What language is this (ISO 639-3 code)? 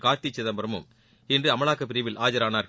tam